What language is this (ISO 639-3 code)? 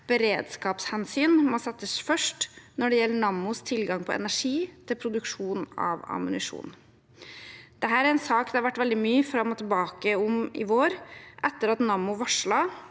nor